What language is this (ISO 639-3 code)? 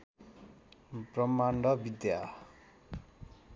nep